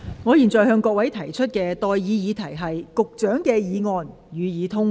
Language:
Cantonese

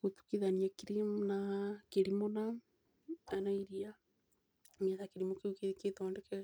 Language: Kikuyu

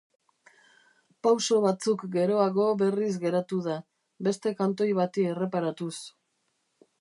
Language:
Basque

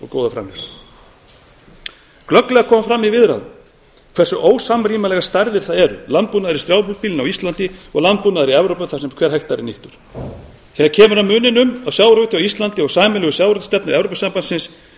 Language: Icelandic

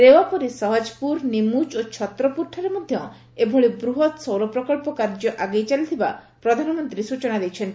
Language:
Odia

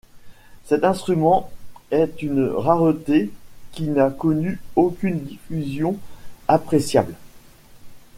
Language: French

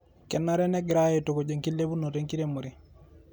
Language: Masai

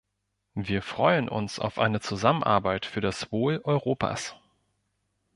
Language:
German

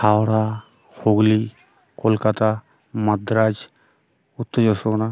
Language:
Bangla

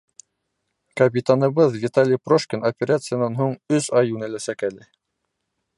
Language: Bashkir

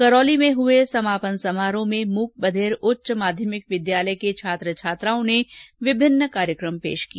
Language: Hindi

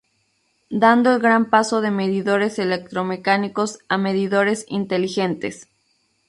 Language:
Spanish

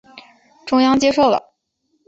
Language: Chinese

